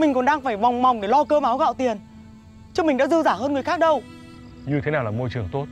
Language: Vietnamese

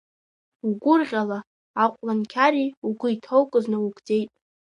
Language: Abkhazian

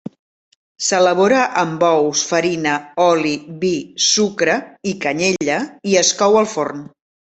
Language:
Catalan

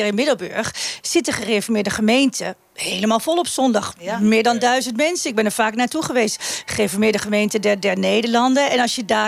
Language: Dutch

